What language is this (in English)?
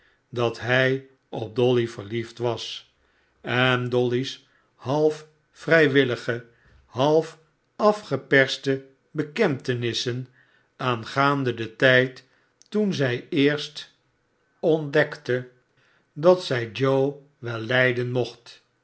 Dutch